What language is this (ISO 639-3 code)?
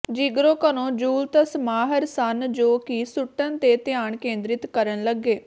pan